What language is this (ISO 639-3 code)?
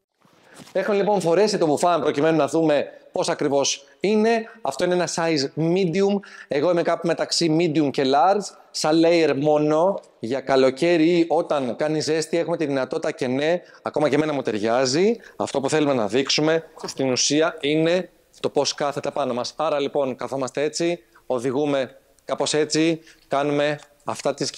ell